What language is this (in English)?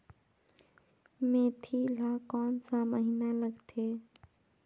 Chhattisgarhi